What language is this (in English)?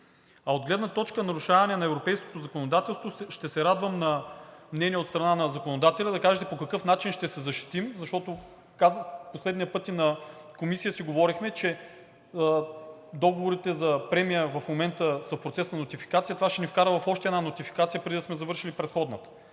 Bulgarian